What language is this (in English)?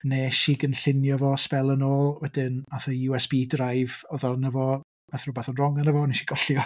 Welsh